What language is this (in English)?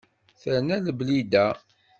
Kabyle